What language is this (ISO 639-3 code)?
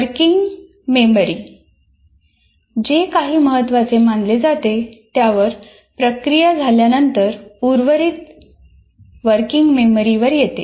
mar